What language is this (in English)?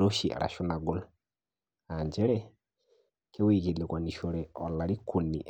Masai